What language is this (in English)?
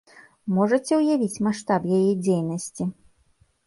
Belarusian